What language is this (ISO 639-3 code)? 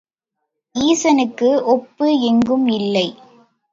tam